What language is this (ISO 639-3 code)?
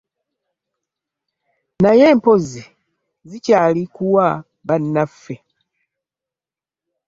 lug